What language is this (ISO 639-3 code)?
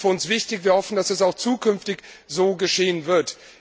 deu